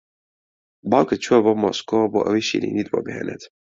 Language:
Central Kurdish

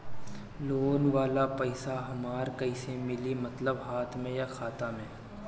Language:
Bhojpuri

